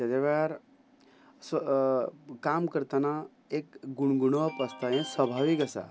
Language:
Konkani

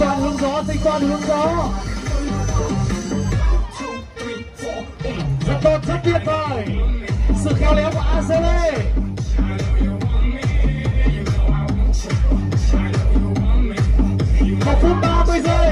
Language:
Vietnamese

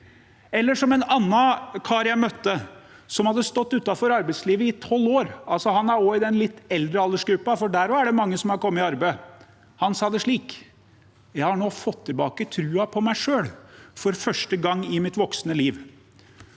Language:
Norwegian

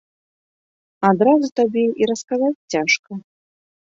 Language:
Belarusian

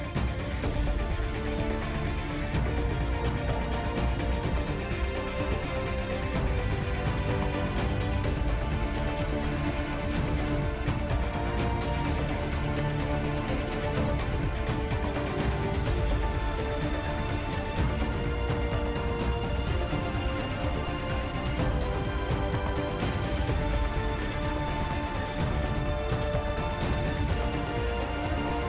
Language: Indonesian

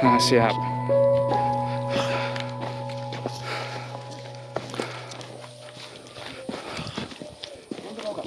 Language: Indonesian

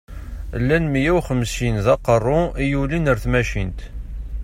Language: Kabyle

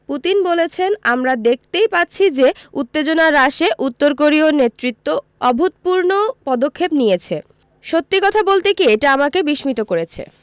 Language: Bangla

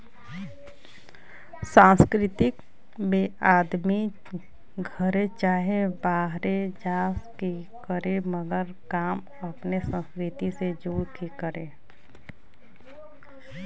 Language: Bhojpuri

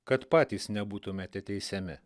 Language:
Lithuanian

